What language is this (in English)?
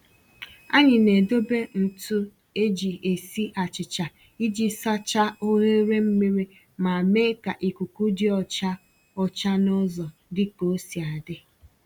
Igbo